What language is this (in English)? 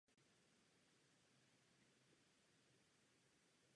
Czech